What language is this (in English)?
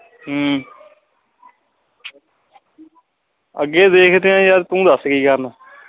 Punjabi